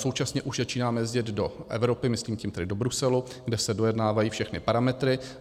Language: Czech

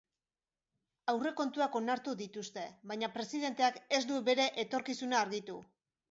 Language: Basque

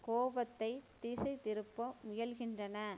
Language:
Tamil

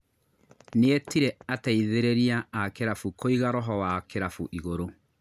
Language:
Kikuyu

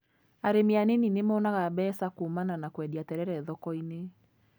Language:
Kikuyu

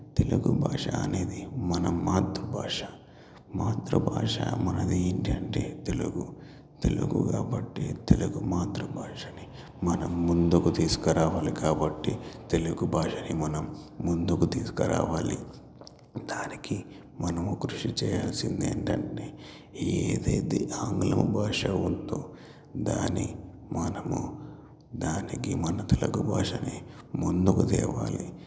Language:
Telugu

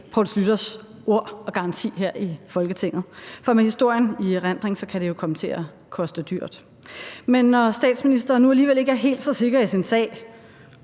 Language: Danish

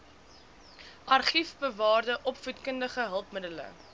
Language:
Afrikaans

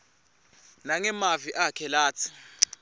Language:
Swati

